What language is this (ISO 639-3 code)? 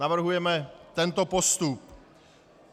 ces